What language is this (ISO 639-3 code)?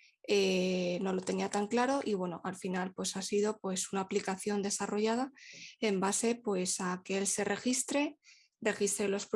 spa